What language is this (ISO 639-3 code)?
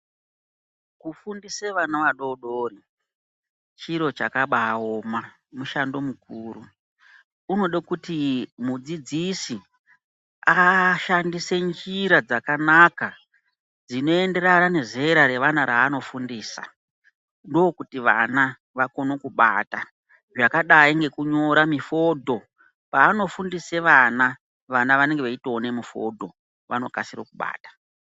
ndc